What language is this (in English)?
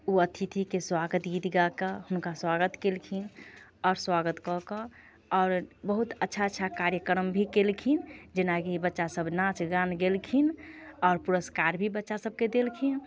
Maithili